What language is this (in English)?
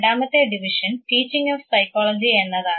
Malayalam